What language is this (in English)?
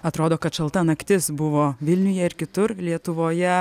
Lithuanian